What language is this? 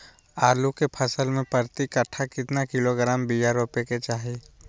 Magahi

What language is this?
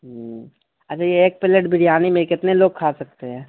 Urdu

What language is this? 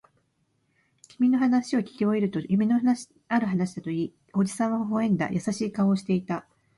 Japanese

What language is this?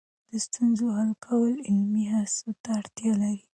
Pashto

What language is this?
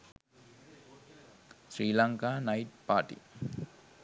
Sinhala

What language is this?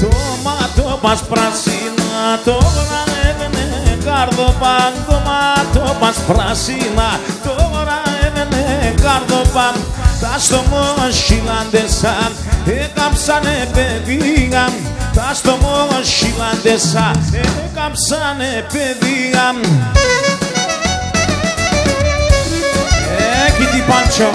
Greek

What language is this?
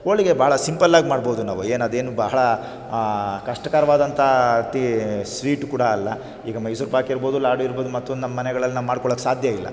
Kannada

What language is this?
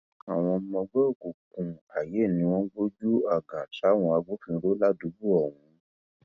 Yoruba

